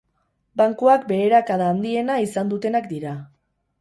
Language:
Basque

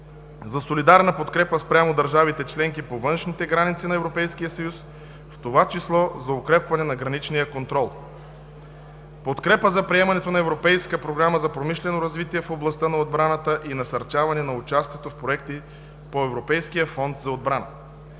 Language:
Bulgarian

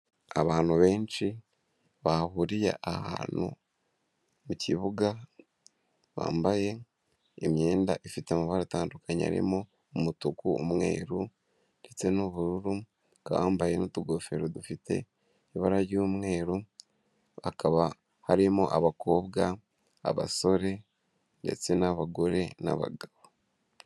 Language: Kinyarwanda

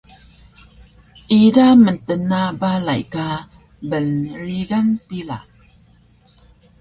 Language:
Taroko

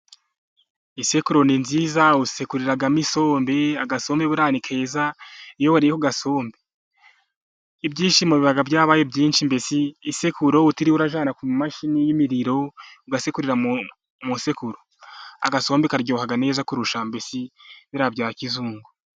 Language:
Kinyarwanda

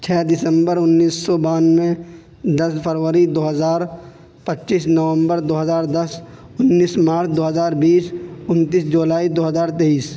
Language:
Urdu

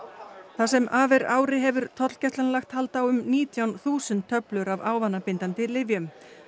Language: Icelandic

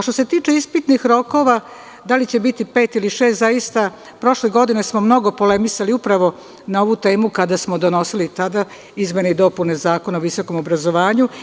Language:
Serbian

